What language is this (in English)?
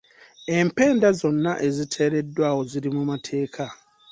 Ganda